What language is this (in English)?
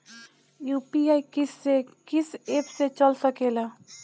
Bhojpuri